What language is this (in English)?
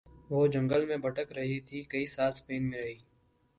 Urdu